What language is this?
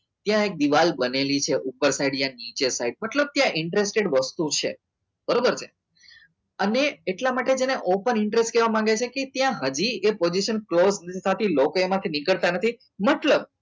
Gujarati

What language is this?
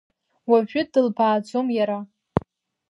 Abkhazian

